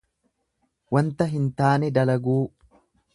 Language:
Oromo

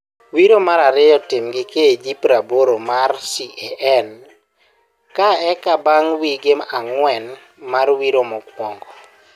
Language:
Luo (Kenya and Tanzania)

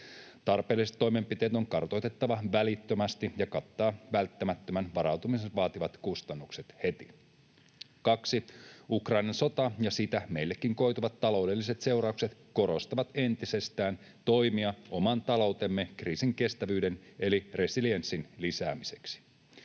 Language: Finnish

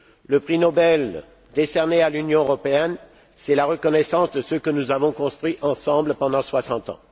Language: French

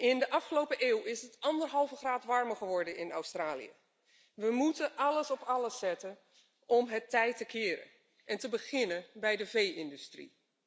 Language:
Dutch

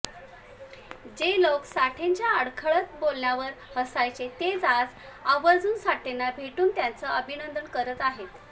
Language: Marathi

